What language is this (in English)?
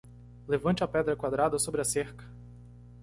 Portuguese